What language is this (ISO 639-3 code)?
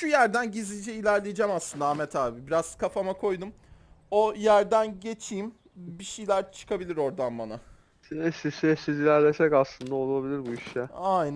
tur